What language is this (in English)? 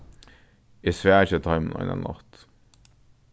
Faroese